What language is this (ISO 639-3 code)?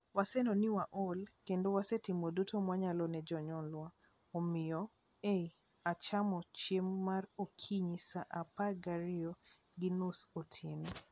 luo